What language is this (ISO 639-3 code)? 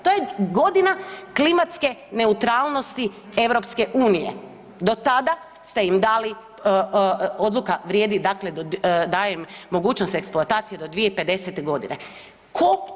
hrv